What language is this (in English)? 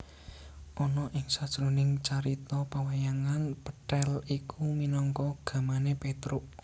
Javanese